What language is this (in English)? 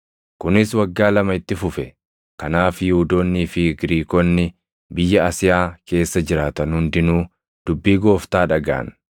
Oromo